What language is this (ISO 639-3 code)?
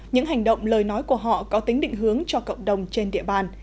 vie